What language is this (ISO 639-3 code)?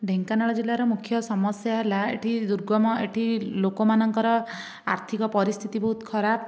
ori